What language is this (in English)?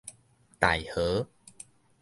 Min Nan Chinese